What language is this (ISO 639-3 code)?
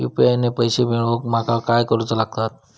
mar